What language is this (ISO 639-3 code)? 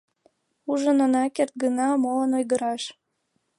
chm